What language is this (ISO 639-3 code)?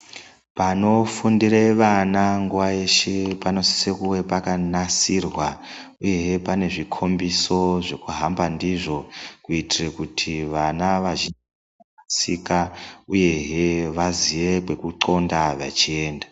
ndc